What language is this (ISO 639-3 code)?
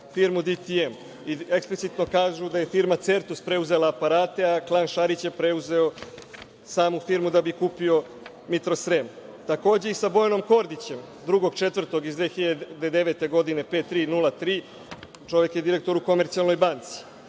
srp